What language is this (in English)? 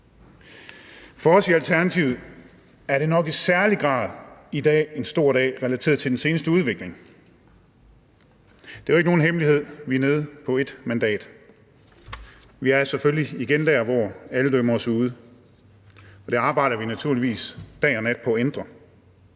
Danish